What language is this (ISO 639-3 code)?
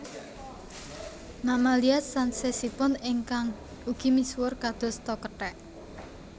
jav